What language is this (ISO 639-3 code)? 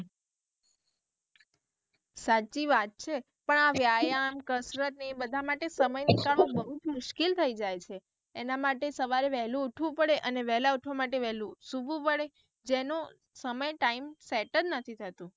guj